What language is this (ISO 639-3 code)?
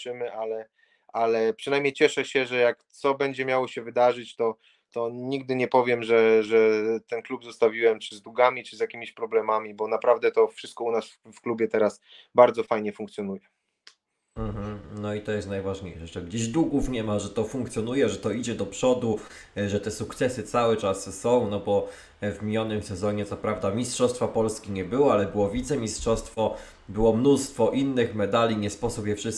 pol